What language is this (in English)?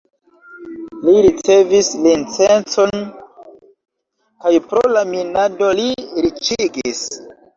Esperanto